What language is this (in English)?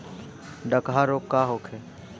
Bhojpuri